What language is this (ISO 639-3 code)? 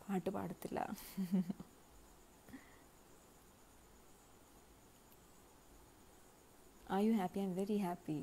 hin